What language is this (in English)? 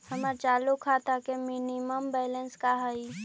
Magahi